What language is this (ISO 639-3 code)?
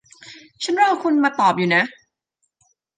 tha